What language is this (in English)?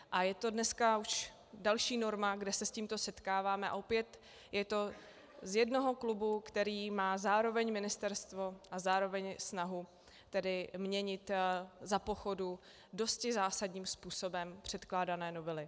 Czech